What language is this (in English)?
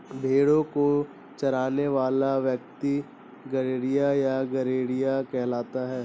Hindi